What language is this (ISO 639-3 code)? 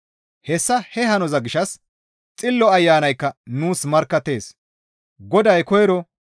gmv